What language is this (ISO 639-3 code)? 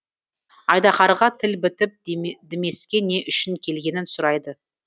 kaz